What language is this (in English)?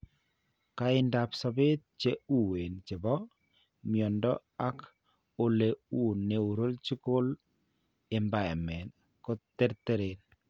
Kalenjin